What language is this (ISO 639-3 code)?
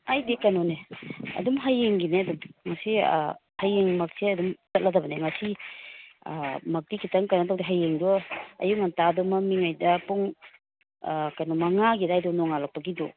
mni